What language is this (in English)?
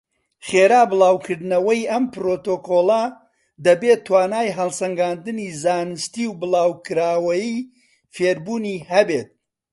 Central Kurdish